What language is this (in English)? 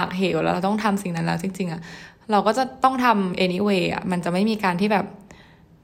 Thai